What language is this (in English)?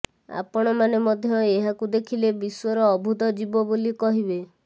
Odia